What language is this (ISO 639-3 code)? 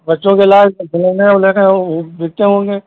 hin